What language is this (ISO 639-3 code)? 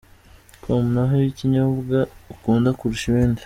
kin